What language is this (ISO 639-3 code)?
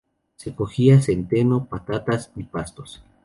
spa